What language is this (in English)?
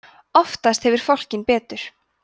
Icelandic